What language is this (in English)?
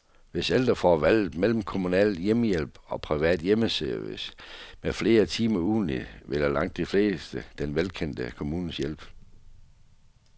Danish